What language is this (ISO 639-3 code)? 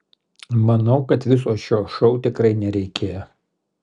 lit